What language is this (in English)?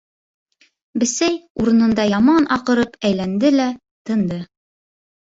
Bashkir